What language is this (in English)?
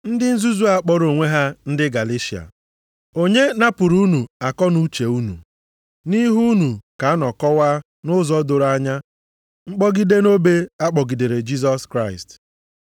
Igbo